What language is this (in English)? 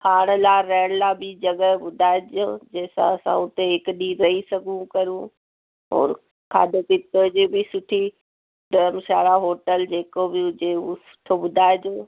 Sindhi